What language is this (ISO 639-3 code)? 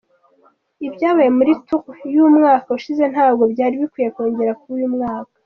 kin